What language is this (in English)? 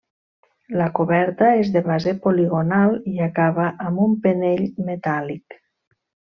Catalan